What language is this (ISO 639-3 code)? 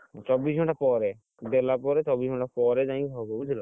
ori